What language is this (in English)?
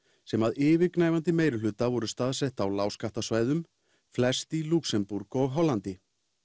Icelandic